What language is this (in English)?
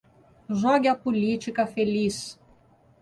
Portuguese